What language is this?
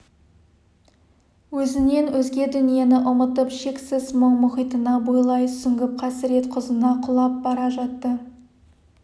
Kazakh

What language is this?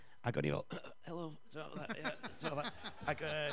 Welsh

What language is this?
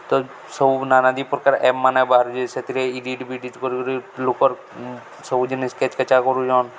Odia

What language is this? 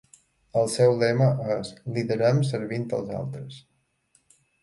Catalan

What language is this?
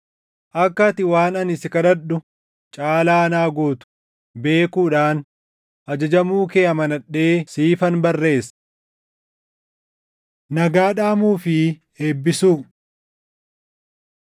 Oromo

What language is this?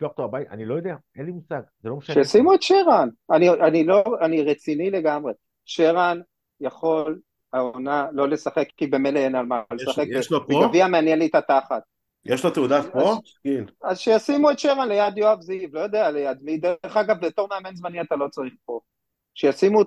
Hebrew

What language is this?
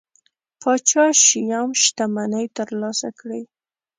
Pashto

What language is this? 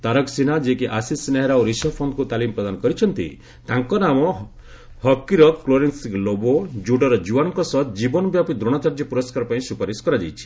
Odia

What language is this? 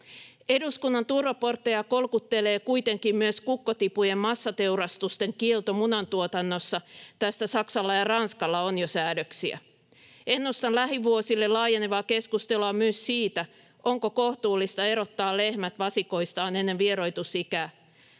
Finnish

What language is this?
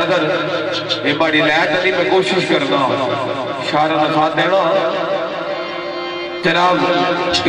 Arabic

